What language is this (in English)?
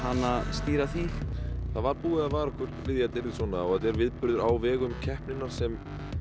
Icelandic